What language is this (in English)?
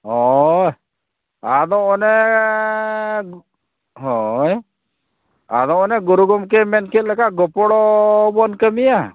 Santali